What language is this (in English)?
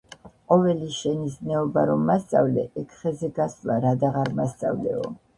Georgian